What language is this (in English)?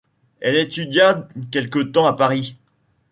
French